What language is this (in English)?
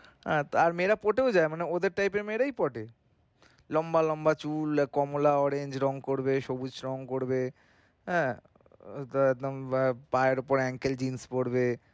Bangla